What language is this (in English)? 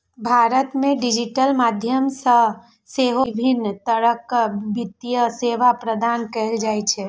Maithili